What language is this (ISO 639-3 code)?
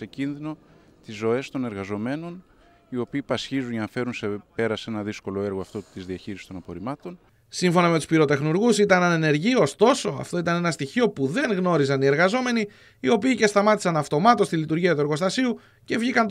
ell